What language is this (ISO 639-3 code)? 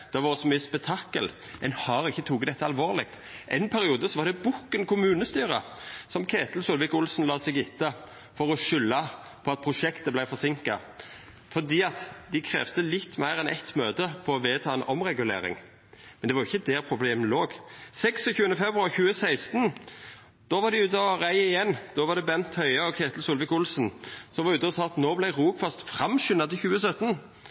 nno